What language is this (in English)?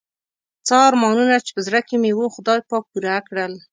Pashto